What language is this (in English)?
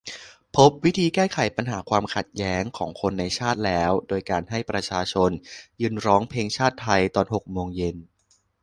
Thai